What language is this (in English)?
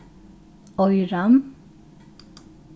Faroese